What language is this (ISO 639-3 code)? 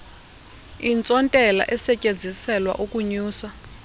xho